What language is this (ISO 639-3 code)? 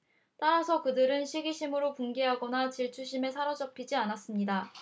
kor